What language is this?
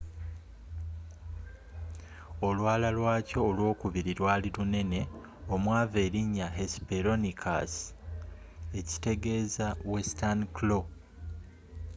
Ganda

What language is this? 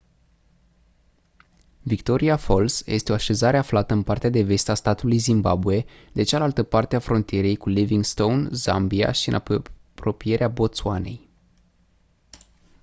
Romanian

